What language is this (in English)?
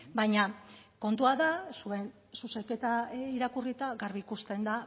Basque